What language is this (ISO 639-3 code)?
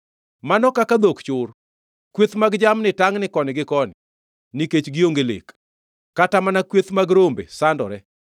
luo